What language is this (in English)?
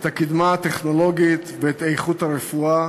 Hebrew